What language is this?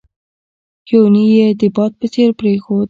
Pashto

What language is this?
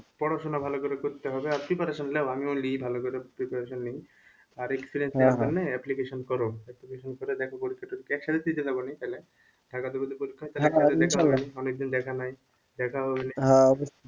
Bangla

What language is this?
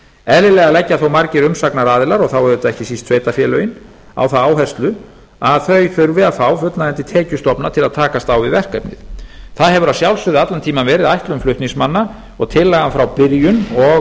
Icelandic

